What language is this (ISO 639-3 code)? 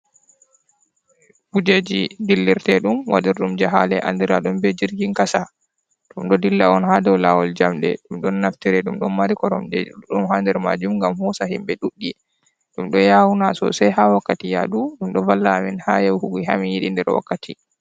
ful